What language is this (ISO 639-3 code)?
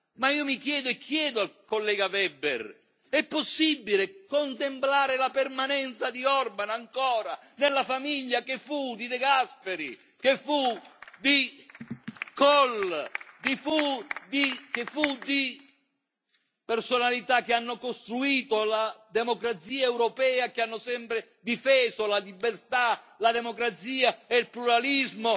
ita